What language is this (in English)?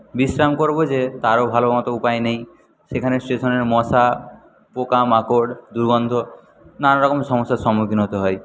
Bangla